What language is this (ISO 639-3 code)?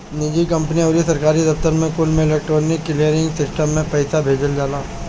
bho